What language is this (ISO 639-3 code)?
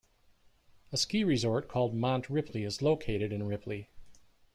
eng